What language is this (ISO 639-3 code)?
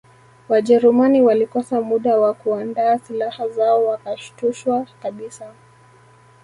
swa